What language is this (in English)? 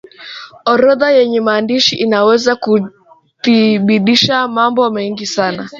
Swahili